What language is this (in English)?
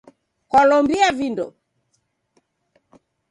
Taita